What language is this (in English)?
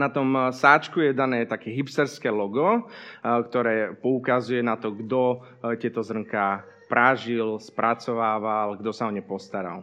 Slovak